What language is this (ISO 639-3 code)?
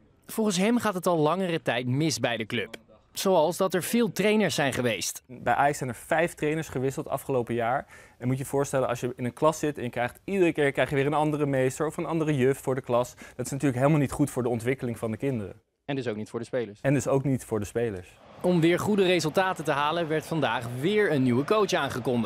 nld